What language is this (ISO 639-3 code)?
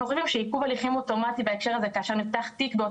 heb